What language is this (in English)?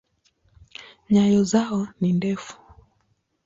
Swahili